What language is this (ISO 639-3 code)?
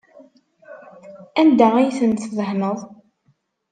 kab